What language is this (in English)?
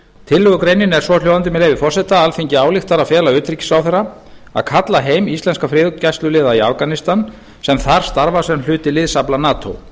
Icelandic